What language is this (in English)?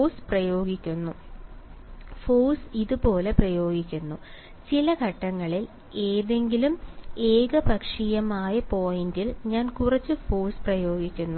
Malayalam